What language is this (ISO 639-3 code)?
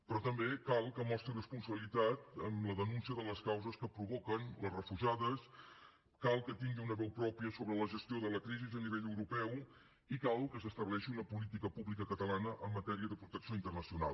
cat